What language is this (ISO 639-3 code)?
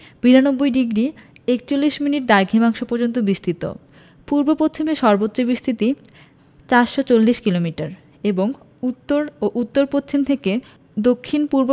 ben